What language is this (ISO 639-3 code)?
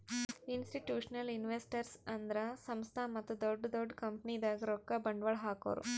kan